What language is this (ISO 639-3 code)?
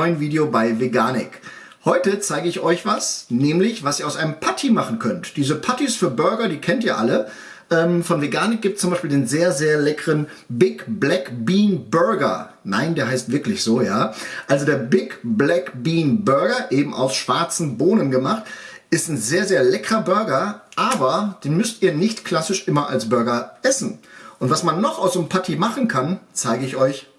deu